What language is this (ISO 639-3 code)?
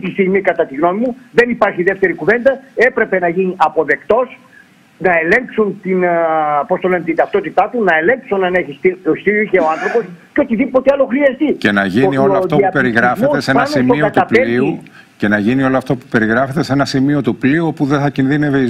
ell